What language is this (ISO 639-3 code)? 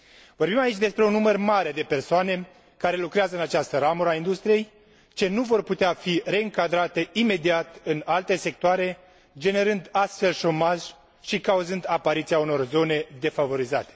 ron